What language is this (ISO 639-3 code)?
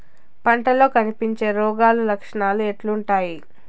tel